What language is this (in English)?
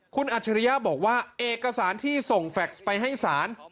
Thai